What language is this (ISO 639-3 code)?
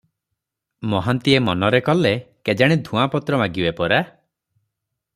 ori